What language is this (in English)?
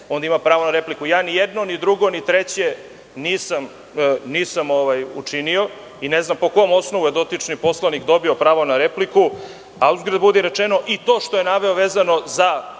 Serbian